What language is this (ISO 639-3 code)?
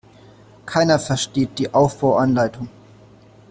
deu